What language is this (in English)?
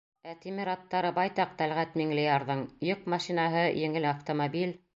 Bashkir